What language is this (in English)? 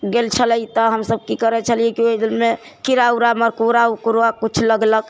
Maithili